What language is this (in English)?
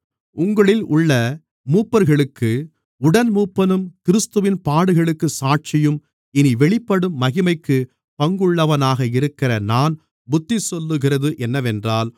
Tamil